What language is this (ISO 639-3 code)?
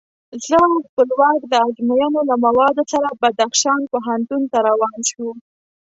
pus